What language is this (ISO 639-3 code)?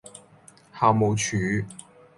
yue